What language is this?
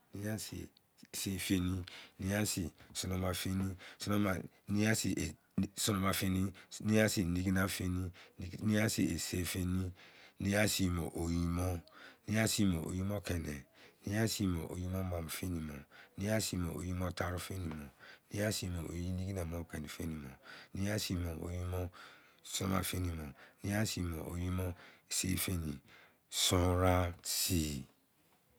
Izon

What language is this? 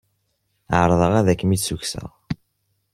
Kabyle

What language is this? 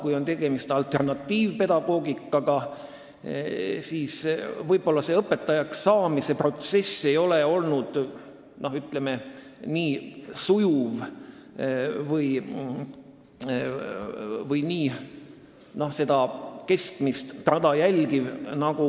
Estonian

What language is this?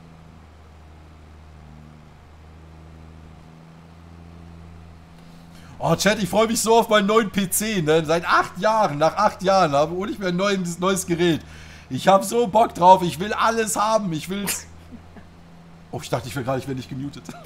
German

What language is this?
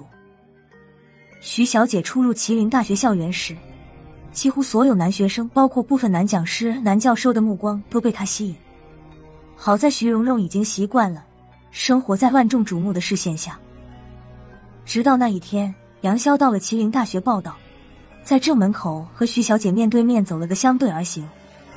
Chinese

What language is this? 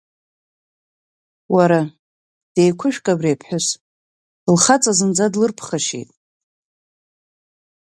Abkhazian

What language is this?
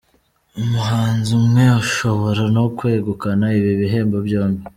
Kinyarwanda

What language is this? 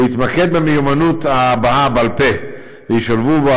Hebrew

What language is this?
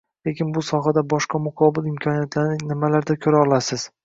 Uzbek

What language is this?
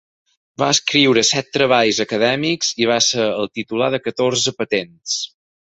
Catalan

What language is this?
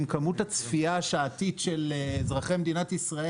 Hebrew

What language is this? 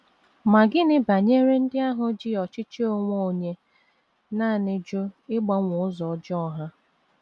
Igbo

